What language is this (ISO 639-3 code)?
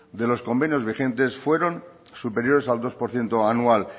spa